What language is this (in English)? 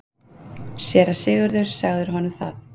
Icelandic